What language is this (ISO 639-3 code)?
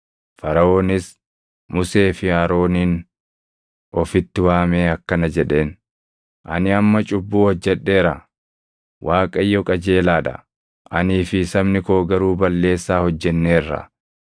orm